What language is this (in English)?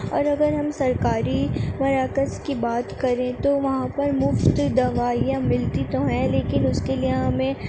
Urdu